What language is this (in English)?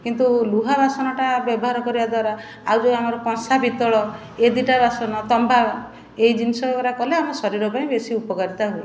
Odia